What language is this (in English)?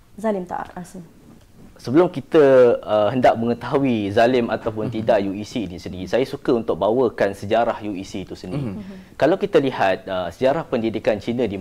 Malay